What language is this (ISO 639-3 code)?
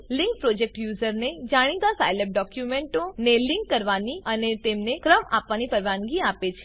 guj